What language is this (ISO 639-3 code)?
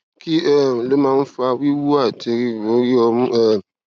yor